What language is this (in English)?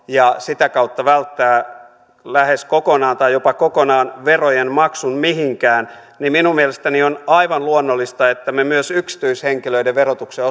Finnish